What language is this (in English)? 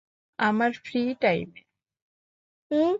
Bangla